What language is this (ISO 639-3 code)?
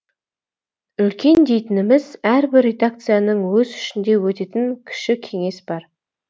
kaz